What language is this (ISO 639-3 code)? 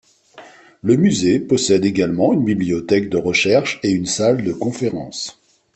fra